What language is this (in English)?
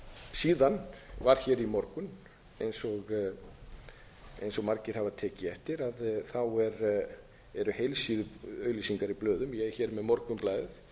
Icelandic